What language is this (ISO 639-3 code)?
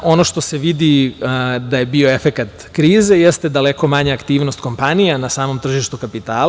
srp